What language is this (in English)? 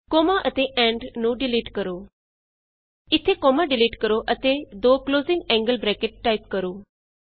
Punjabi